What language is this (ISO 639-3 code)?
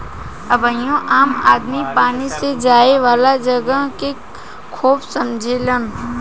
bho